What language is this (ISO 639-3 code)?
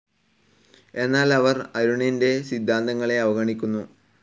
mal